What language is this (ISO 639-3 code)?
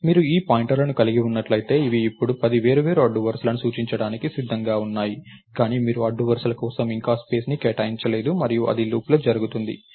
tel